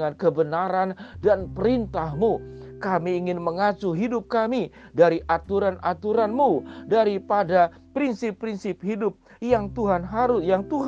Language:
Indonesian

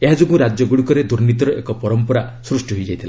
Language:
Odia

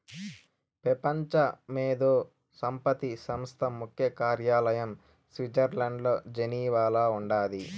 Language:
Telugu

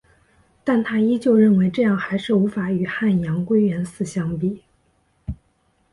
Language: Chinese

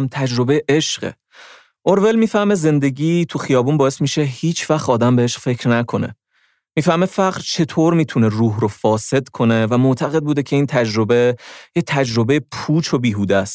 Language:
Persian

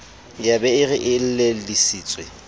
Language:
Southern Sotho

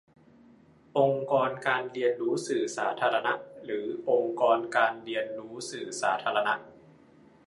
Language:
Thai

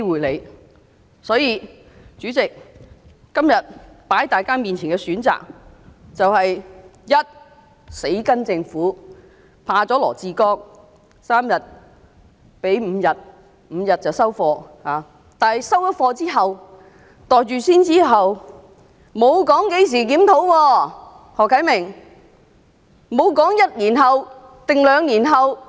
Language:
Cantonese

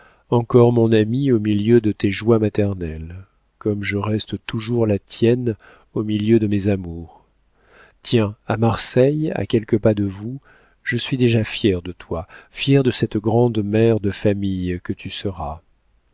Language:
French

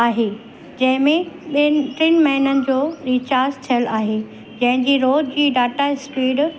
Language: Sindhi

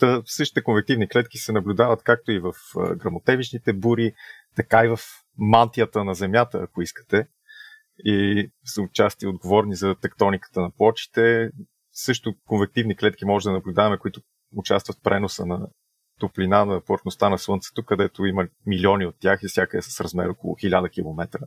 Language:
Bulgarian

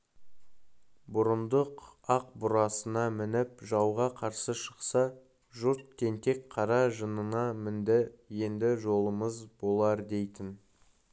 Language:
Kazakh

